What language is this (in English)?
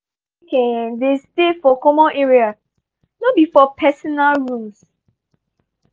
Nigerian Pidgin